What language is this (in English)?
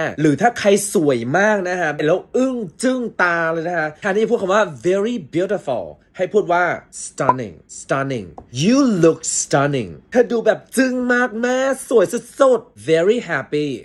Thai